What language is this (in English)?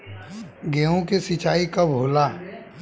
Bhojpuri